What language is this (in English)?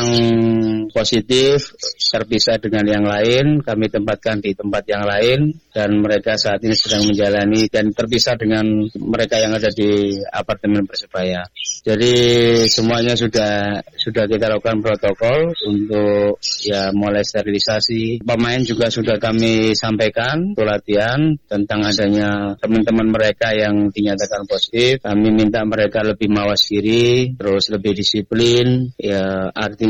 Indonesian